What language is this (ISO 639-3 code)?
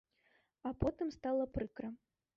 bel